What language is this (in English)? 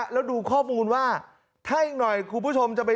Thai